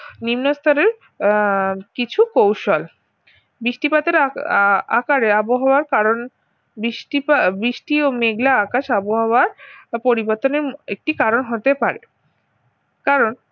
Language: Bangla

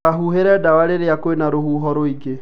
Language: Kikuyu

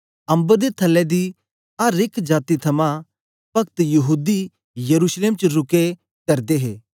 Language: Dogri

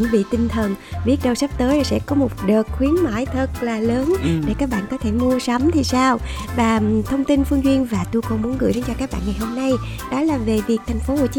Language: Vietnamese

